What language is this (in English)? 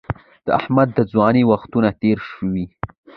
Pashto